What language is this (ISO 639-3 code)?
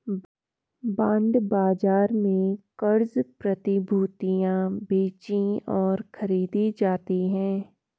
hin